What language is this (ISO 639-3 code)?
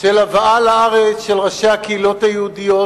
heb